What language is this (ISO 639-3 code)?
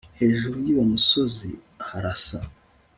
kin